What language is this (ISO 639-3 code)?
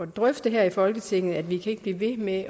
dan